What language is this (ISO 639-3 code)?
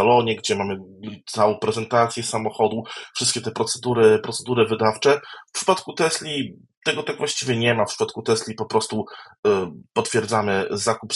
pol